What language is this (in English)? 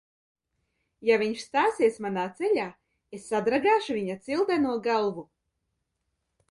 Latvian